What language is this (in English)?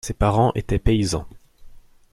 French